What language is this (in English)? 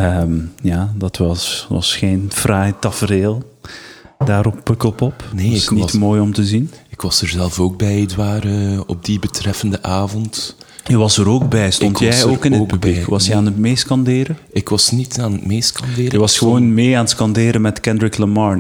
Dutch